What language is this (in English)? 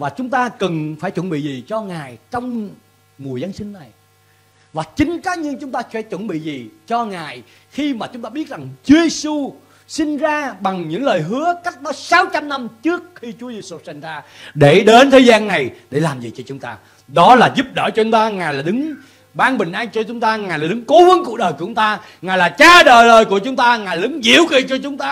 Vietnamese